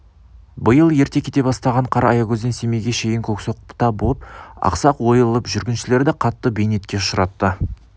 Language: Kazakh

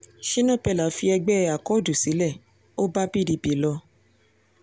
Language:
Yoruba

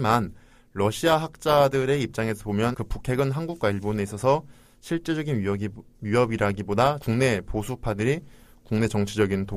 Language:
Korean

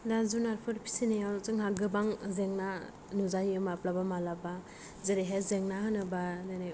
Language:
Bodo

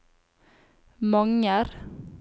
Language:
Norwegian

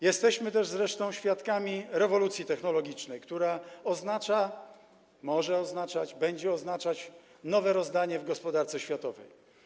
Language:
Polish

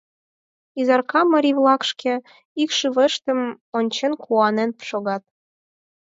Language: Mari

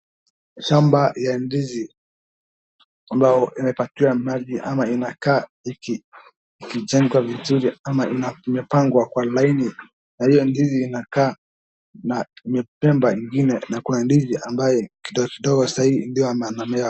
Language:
Swahili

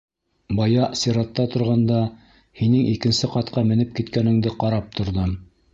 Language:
Bashkir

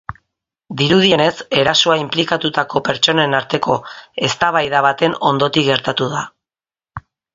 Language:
Basque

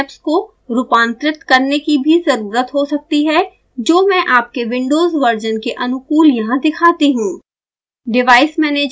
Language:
Hindi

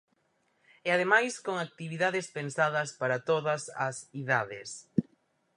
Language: Galician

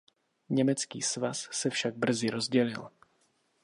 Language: Czech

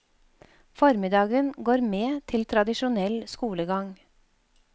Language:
Norwegian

